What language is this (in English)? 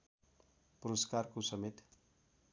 Nepali